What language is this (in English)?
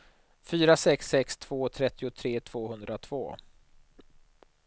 Swedish